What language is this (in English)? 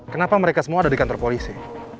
Indonesian